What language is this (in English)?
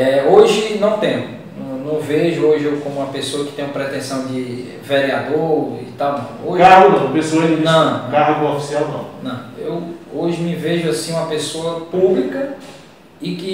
Portuguese